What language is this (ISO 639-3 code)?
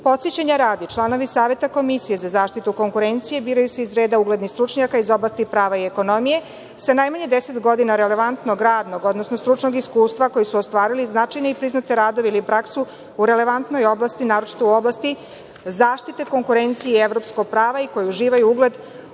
srp